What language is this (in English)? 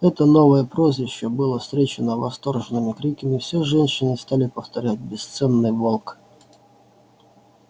Russian